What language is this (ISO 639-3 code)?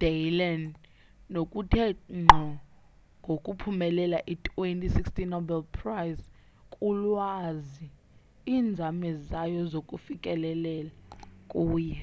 xho